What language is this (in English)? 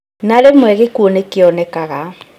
Kikuyu